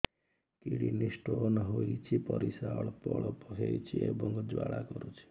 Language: Odia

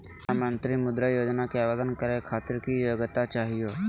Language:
Magahi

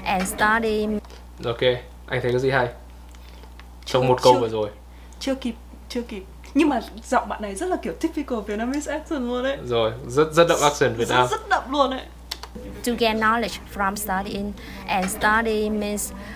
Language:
Vietnamese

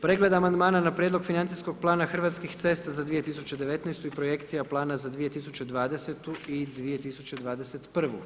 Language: Croatian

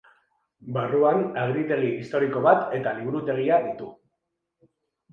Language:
Basque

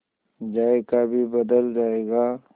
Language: Hindi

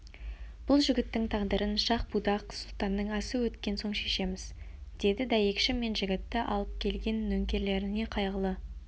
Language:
Kazakh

